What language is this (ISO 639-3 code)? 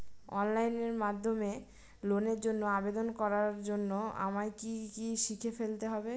ben